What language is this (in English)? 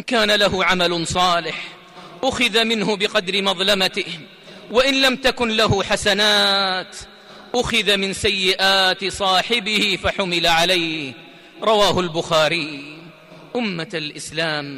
Arabic